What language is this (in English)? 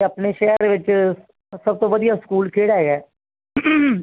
Punjabi